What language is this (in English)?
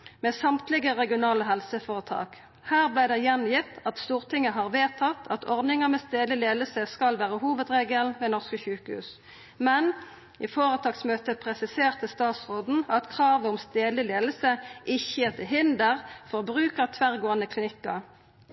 Norwegian Nynorsk